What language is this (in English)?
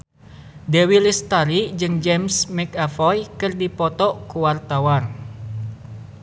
Sundanese